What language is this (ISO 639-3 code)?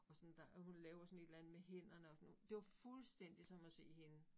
dan